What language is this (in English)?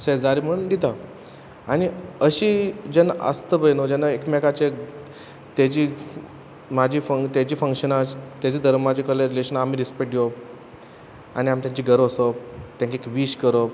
Konkani